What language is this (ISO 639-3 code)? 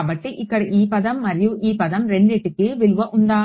tel